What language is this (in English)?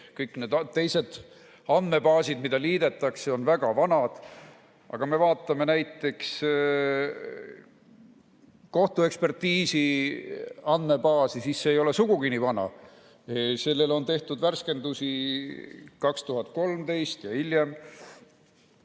Estonian